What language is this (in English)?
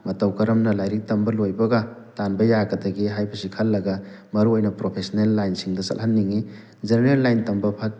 Manipuri